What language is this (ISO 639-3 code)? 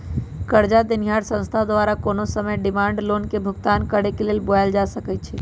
mag